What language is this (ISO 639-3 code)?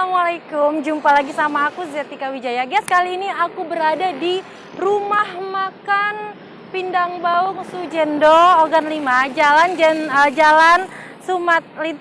ind